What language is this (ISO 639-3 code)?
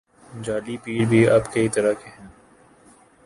urd